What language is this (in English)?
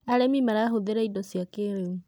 Kikuyu